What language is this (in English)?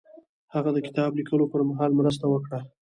Pashto